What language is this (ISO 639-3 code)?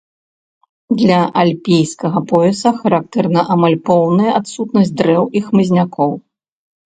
bel